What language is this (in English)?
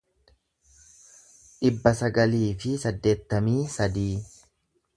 Oromo